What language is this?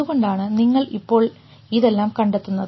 Malayalam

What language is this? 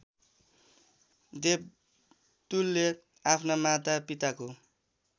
Nepali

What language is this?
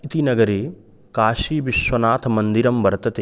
Sanskrit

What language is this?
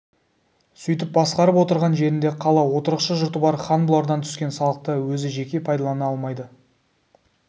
Kazakh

